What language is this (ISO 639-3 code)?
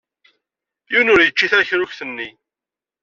kab